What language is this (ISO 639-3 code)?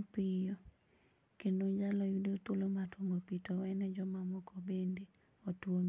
luo